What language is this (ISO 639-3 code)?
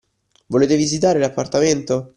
ita